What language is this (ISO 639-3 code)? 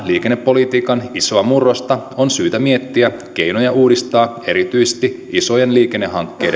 fin